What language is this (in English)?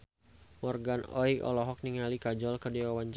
Sundanese